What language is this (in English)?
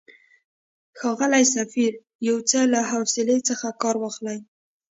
Pashto